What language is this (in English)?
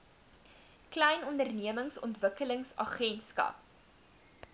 Afrikaans